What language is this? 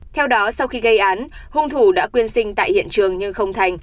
Vietnamese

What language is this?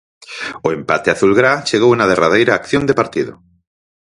Galician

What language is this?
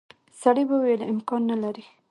Pashto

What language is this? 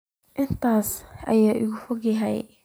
Somali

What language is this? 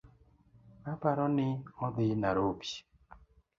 Luo (Kenya and Tanzania)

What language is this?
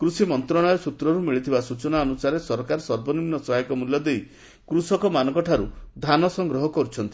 Odia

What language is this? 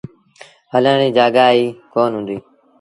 Sindhi Bhil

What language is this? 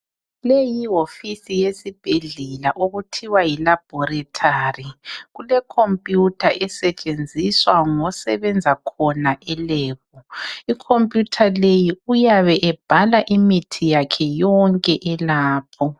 North Ndebele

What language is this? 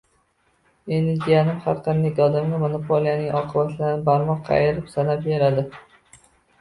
Uzbek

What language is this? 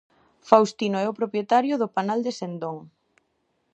Galician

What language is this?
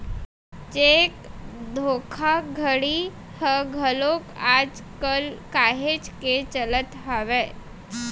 Chhattisgarhi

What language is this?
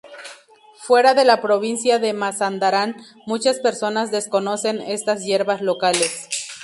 Spanish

